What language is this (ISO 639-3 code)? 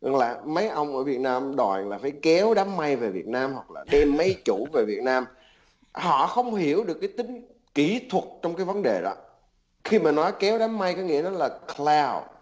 vie